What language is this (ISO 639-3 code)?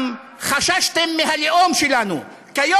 heb